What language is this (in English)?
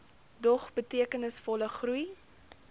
Afrikaans